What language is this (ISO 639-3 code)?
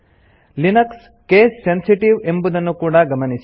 kan